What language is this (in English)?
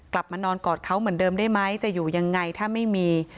Thai